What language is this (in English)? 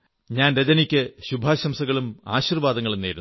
Malayalam